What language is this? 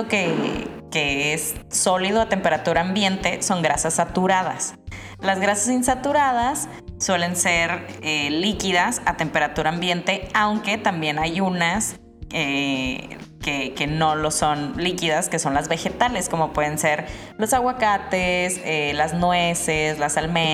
Spanish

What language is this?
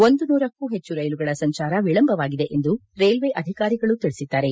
Kannada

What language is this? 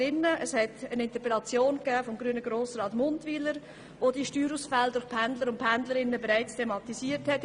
Swiss German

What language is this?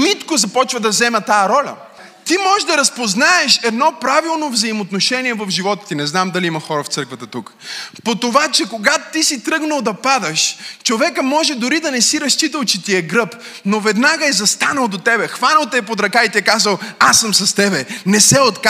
Bulgarian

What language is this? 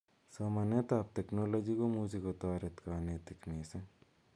Kalenjin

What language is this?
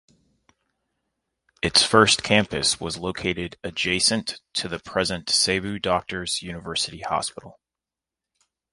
English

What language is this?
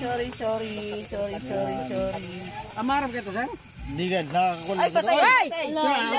Indonesian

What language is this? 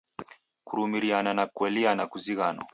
Taita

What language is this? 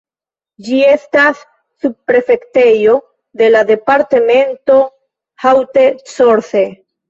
Esperanto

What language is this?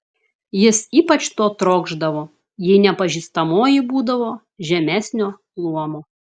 Lithuanian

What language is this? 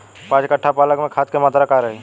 Bhojpuri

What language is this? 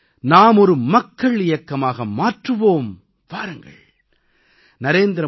Tamil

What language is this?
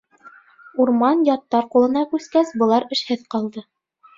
Bashkir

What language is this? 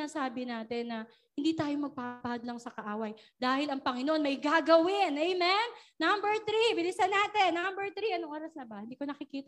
Filipino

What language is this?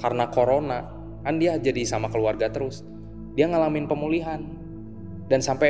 Indonesian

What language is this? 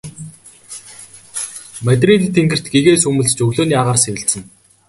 Mongolian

